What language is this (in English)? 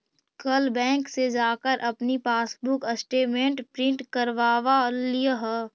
Magahi